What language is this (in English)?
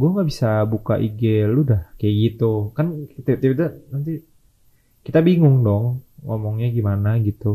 Indonesian